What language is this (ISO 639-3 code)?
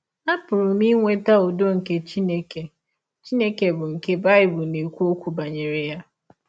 ibo